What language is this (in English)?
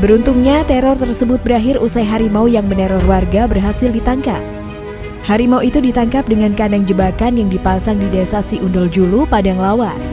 Indonesian